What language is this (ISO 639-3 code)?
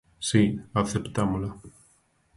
glg